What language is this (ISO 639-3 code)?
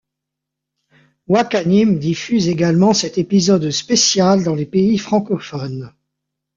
fra